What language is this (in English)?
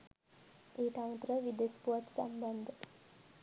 Sinhala